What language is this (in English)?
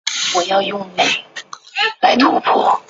Chinese